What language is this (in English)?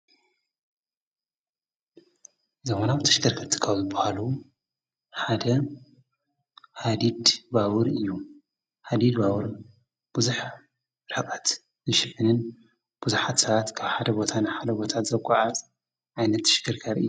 Tigrinya